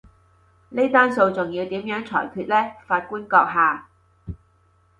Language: Cantonese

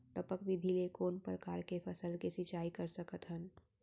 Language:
Chhattisgarhi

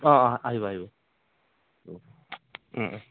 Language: Assamese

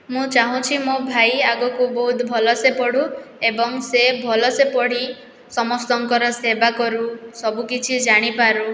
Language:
Odia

